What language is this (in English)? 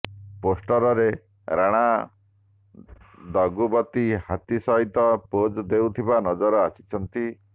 Odia